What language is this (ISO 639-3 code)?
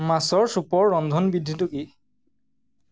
asm